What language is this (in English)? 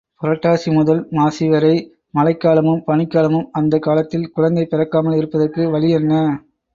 Tamil